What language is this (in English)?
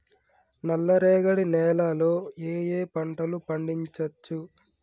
Telugu